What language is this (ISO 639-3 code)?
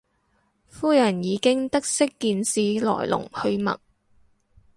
yue